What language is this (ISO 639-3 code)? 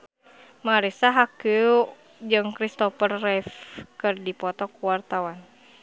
sun